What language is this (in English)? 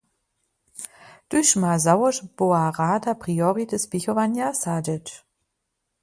Upper Sorbian